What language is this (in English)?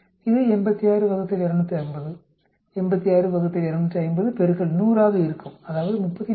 Tamil